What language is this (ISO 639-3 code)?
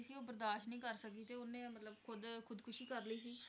pan